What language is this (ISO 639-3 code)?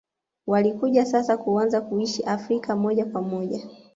swa